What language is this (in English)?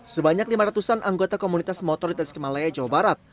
Indonesian